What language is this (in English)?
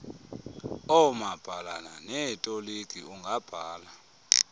Xhosa